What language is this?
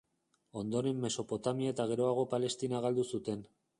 Basque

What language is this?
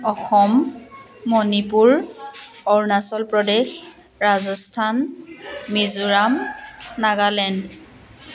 Assamese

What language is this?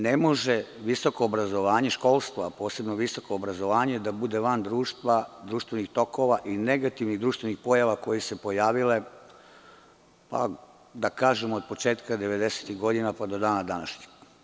Serbian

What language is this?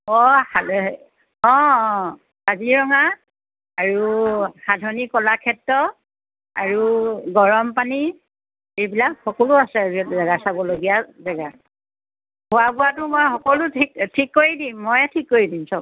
Assamese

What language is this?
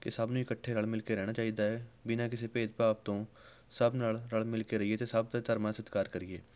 Punjabi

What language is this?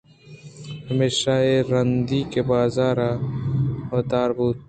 Eastern Balochi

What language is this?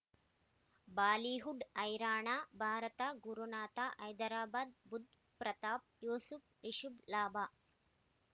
Kannada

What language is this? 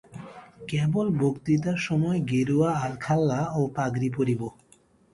Bangla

